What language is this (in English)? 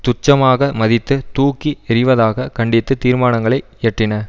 Tamil